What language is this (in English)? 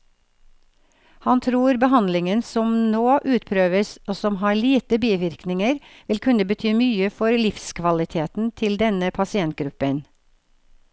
Norwegian